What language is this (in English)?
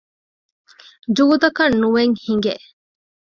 Divehi